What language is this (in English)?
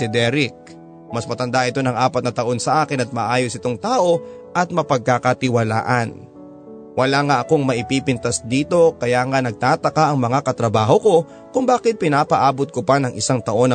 Filipino